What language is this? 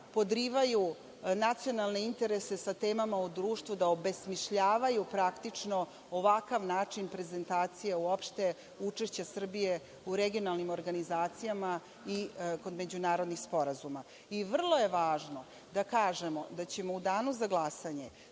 Serbian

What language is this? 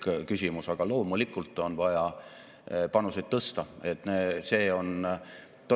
Estonian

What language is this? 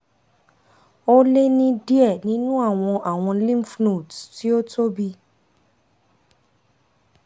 Yoruba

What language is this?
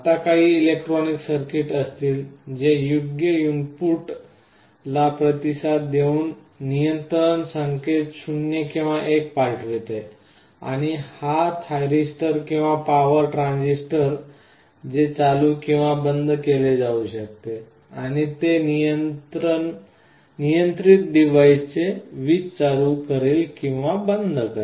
Marathi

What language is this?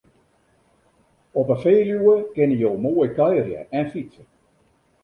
Western Frisian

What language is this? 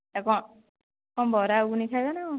Odia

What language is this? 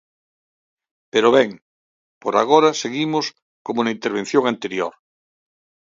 Galician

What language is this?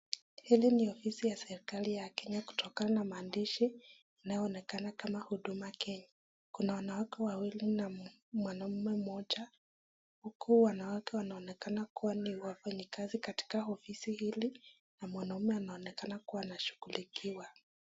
Swahili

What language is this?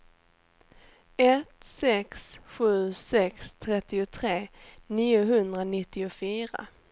Swedish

